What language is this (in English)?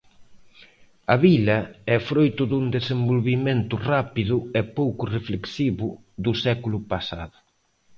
Galician